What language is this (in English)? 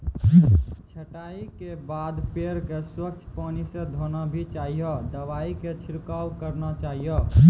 Maithili